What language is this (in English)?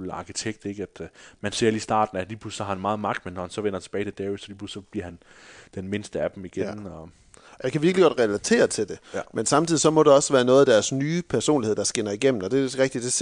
Danish